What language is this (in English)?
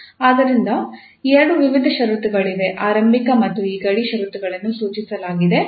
Kannada